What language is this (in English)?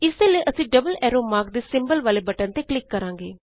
Punjabi